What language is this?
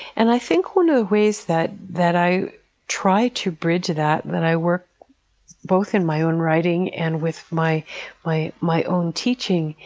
English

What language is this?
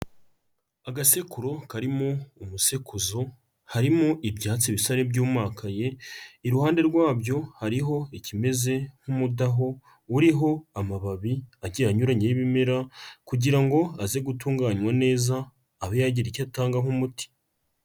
Kinyarwanda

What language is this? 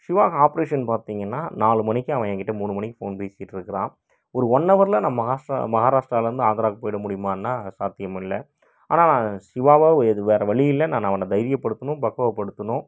Tamil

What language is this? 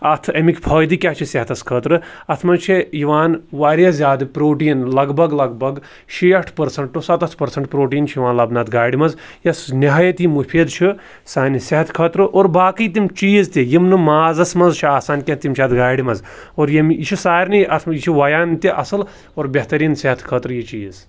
Kashmiri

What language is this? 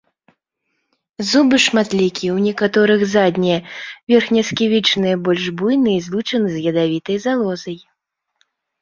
Belarusian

